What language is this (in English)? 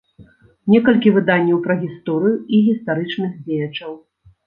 Belarusian